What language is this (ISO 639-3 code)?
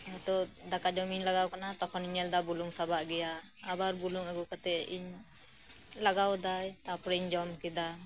sat